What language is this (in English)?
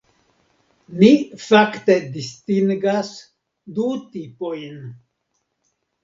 Esperanto